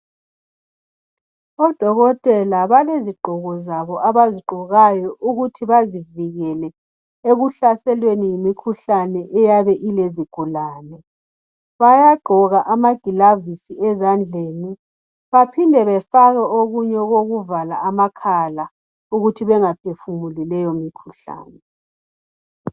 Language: North Ndebele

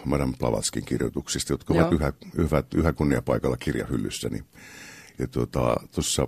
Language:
Finnish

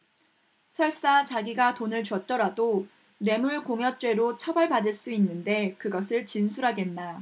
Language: Korean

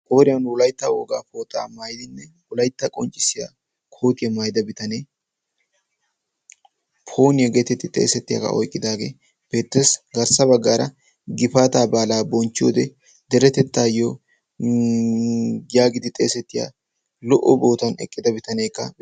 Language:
Wolaytta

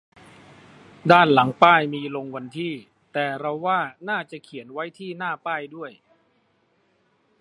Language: Thai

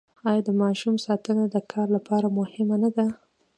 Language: Pashto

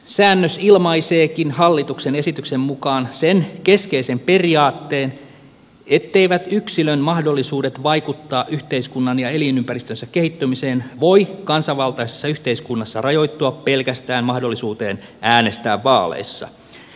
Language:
Finnish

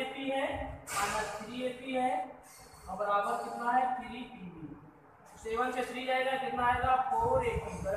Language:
Hindi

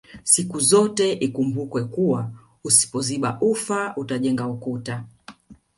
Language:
Swahili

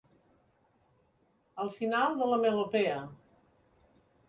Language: Catalan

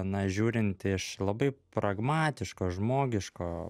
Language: Lithuanian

